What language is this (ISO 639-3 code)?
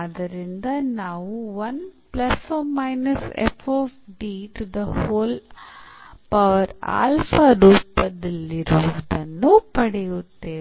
kan